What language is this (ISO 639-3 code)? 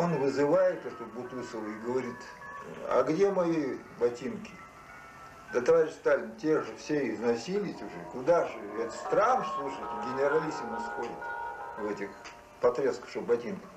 rus